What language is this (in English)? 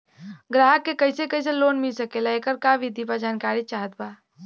Bhojpuri